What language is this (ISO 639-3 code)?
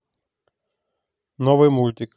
rus